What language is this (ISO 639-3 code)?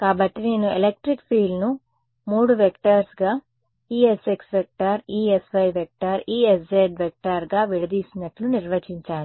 tel